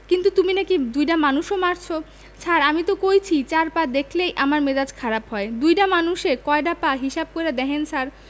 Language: Bangla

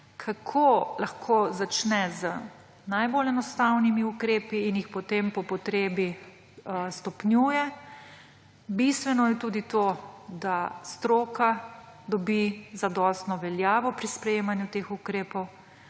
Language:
Slovenian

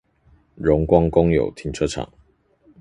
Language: Chinese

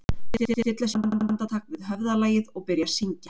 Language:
Icelandic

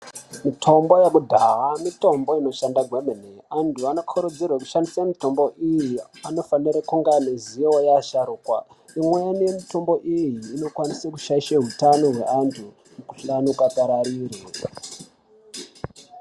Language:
Ndau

